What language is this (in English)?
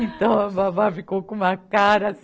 Portuguese